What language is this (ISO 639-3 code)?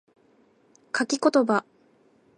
jpn